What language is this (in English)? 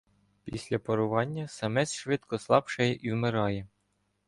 Ukrainian